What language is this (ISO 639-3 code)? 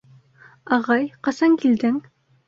bak